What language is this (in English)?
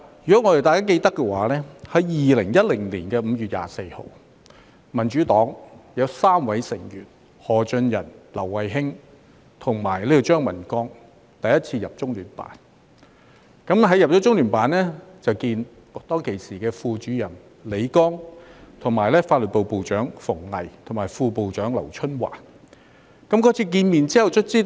Cantonese